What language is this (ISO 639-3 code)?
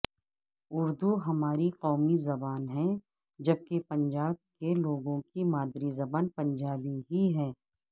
urd